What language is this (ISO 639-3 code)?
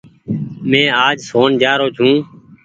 gig